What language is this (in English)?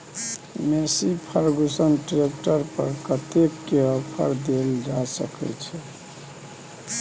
Maithili